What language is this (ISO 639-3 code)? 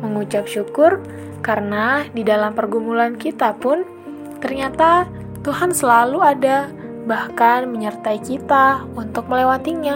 ind